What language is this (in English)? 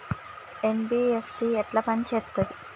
Telugu